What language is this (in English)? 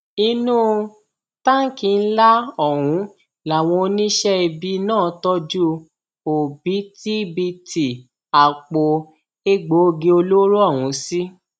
Yoruba